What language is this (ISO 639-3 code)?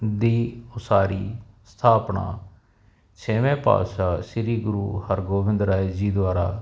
pan